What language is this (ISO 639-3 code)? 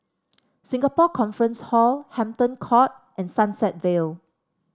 eng